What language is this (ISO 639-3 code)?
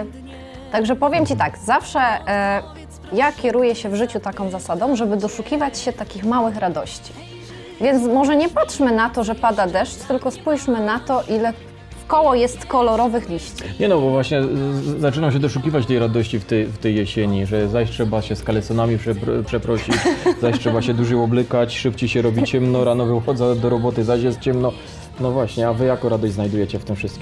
pol